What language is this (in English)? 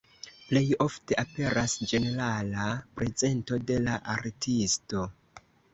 Esperanto